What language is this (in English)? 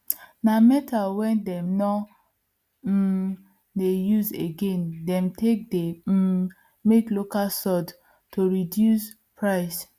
Nigerian Pidgin